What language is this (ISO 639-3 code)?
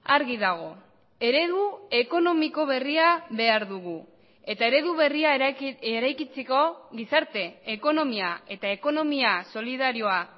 eus